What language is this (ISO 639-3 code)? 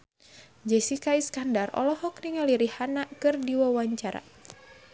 sun